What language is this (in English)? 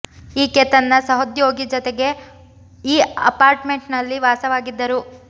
Kannada